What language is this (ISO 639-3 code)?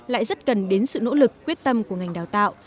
vie